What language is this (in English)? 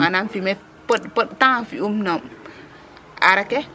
Serer